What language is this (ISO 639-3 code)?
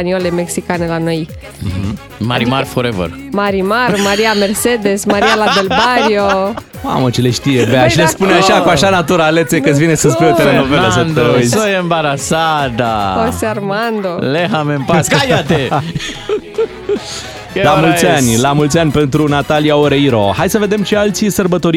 ron